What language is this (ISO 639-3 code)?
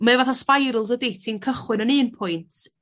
cym